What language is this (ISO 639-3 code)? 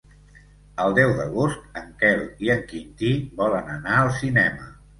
cat